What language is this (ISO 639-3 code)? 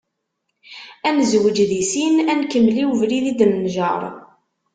kab